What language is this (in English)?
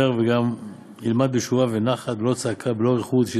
Hebrew